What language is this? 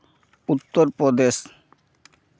Santali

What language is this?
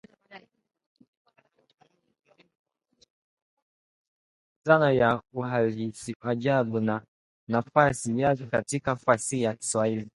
Swahili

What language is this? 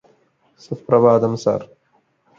Malayalam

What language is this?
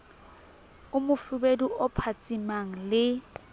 Southern Sotho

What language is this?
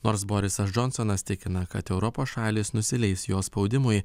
Lithuanian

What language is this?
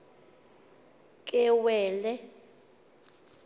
Xhosa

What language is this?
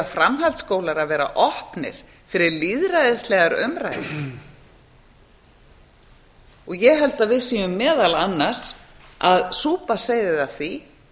Icelandic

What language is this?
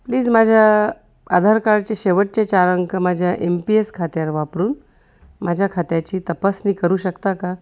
Marathi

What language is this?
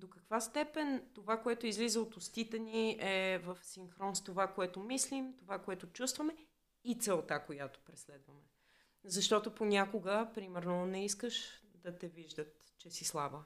Bulgarian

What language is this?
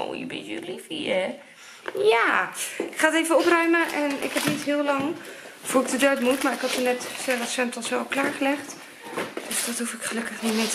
Dutch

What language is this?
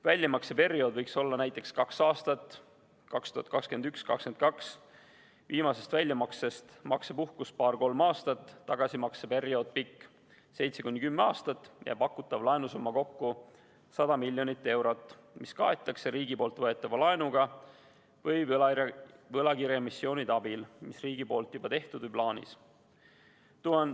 Estonian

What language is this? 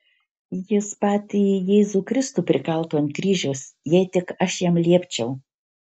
Lithuanian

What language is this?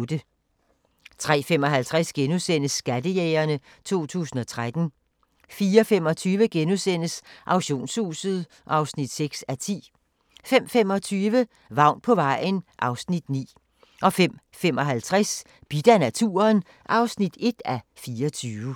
Danish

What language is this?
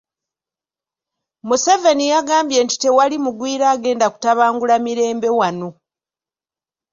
Ganda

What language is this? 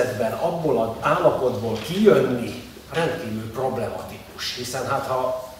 Hungarian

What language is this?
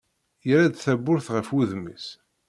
Kabyle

